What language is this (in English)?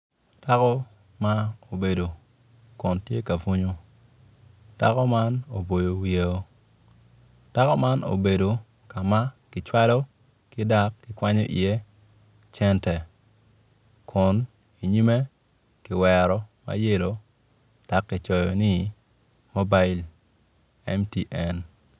Acoli